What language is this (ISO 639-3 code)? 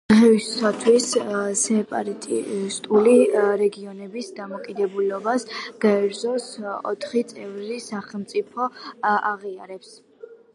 kat